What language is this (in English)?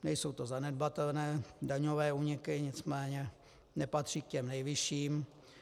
Czech